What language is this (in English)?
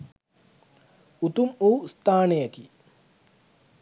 Sinhala